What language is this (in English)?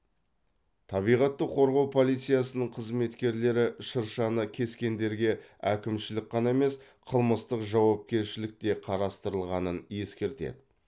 Kazakh